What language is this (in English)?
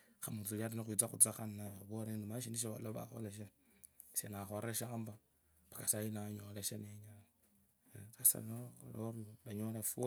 Kabras